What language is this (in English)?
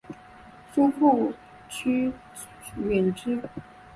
Chinese